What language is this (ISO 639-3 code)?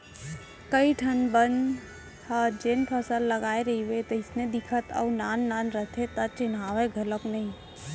hne